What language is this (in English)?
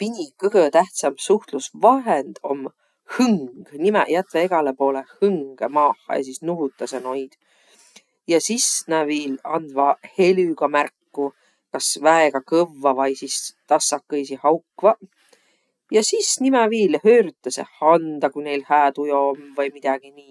Võro